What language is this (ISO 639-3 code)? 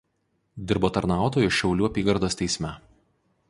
lit